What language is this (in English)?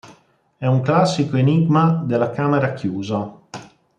Italian